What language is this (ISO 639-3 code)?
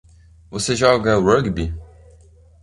por